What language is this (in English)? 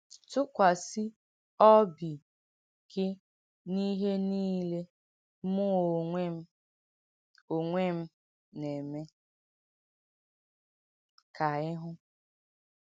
Igbo